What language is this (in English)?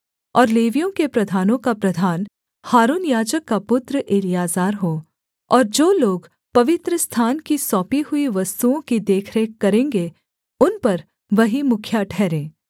Hindi